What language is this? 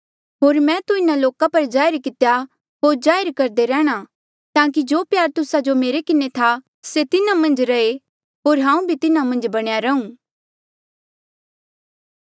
Mandeali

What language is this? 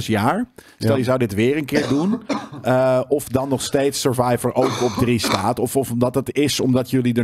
Dutch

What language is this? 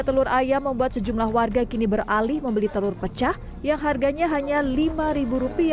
Indonesian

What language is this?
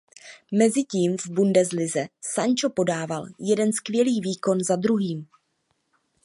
Czech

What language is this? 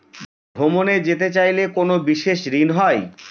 Bangla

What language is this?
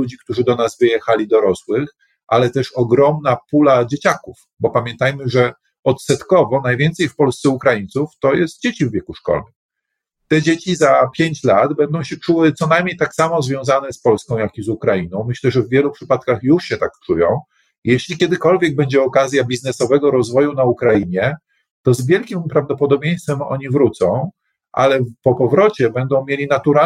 Polish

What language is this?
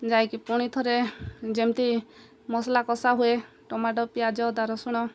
Odia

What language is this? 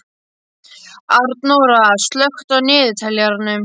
Icelandic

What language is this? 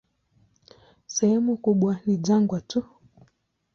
Swahili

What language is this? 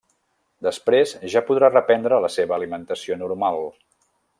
Catalan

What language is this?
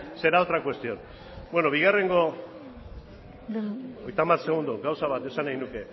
Basque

